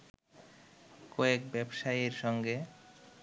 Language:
Bangla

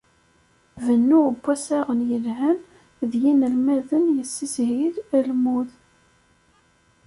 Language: Kabyle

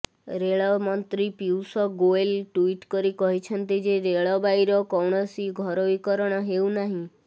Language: Odia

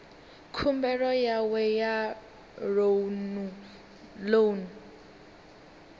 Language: Venda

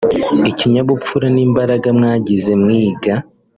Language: Kinyarwanda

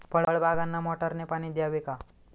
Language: Marathi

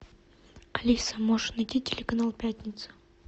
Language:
Russian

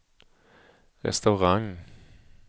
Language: Swedish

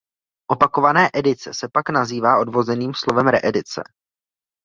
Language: Czech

